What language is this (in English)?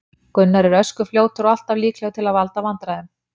Icelandic